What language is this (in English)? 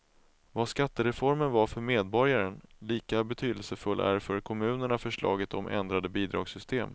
Swedish